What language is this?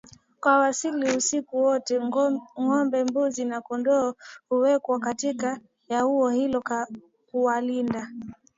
Swahili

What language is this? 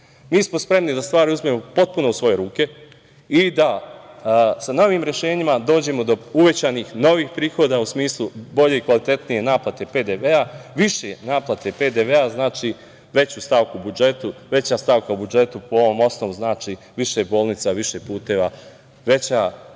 Serbian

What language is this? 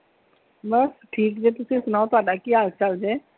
Punjabi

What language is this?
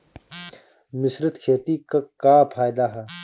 Bhojpuri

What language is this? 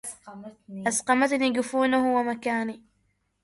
Arabic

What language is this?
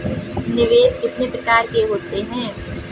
Hindi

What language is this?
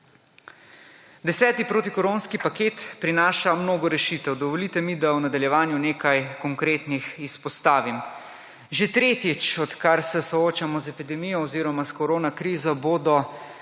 Slovenian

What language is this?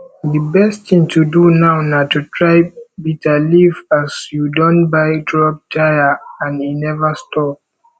Nigerian Pidgin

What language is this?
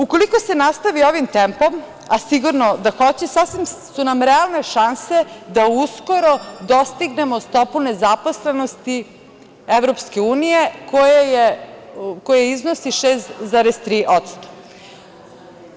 Serbian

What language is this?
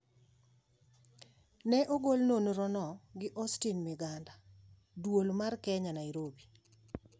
Luo (Kenya and Tanzania)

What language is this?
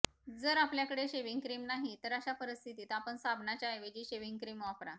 Marathi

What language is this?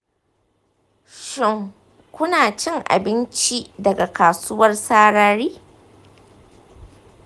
Hausa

